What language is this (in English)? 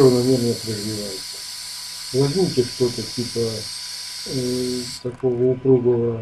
Russian